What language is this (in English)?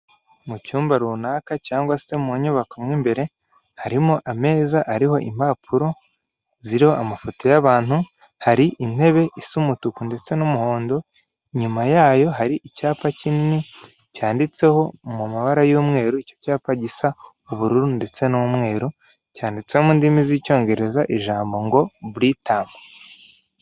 Kinyarwanda